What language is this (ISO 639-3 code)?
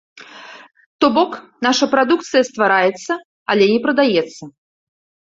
bel